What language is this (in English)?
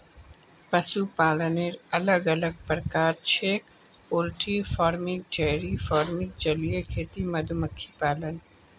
Magahi